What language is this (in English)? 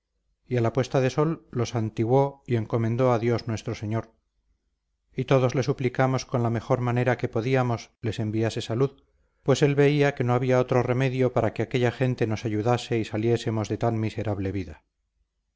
Spanish